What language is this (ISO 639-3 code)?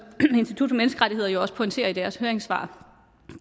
dan